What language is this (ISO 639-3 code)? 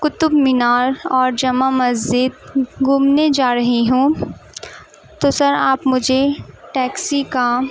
urd